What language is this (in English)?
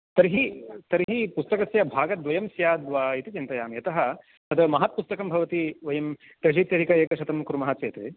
Sanskrit